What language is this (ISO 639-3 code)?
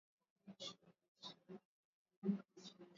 swa